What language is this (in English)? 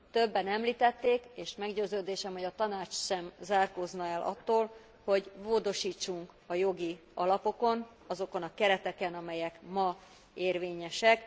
Hungarian